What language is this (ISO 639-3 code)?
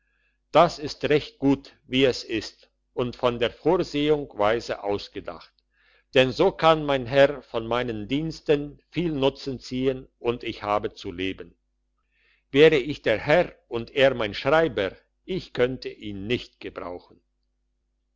deu